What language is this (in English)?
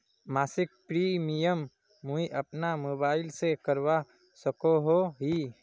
Magahi